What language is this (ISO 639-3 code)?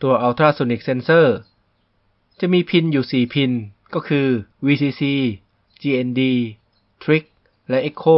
tha